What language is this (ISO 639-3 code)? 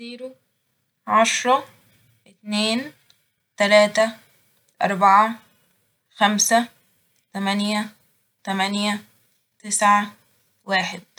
arz